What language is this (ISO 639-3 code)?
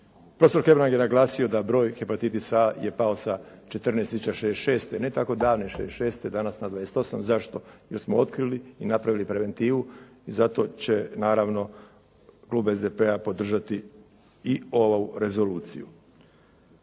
hrv